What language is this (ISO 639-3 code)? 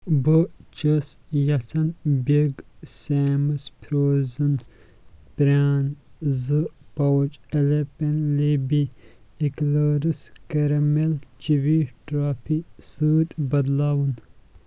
kas